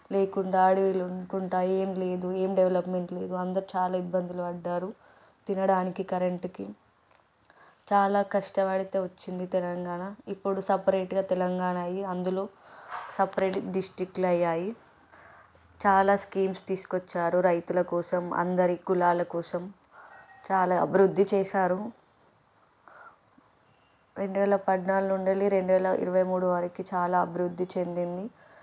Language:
Telugu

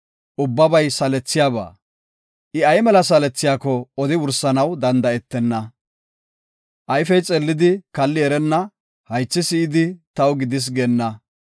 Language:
Gofa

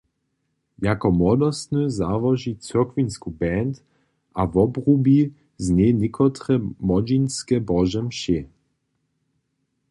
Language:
Upper Sorbian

